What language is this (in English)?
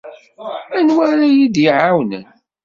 Kabyle